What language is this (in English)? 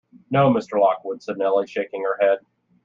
English